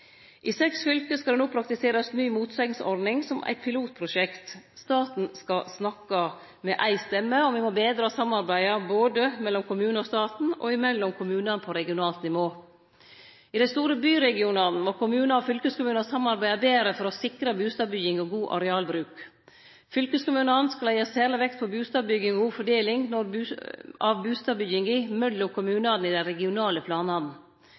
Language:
Norwegian Nynorsk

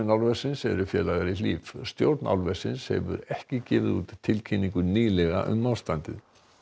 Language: Icelandic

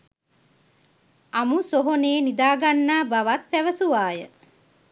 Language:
Sinhala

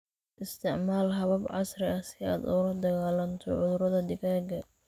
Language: Somali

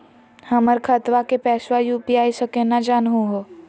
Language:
Magahi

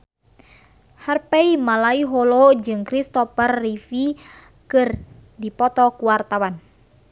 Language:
Sundanese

